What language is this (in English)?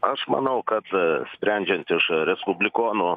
Lithuanian